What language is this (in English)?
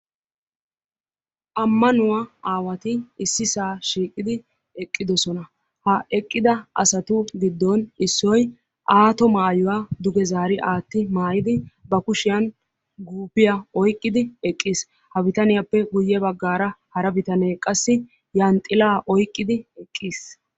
Wolaytta